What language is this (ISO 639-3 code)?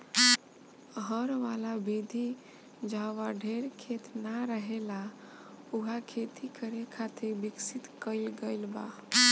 bho